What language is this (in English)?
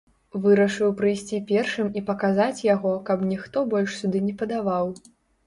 Belarusian